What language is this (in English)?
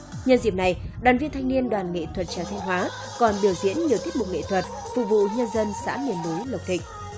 Vietnamese